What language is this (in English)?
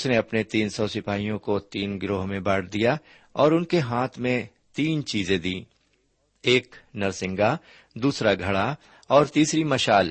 Urdu